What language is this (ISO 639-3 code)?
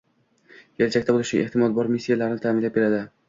uzb